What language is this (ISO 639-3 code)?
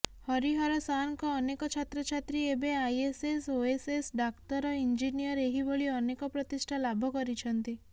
ori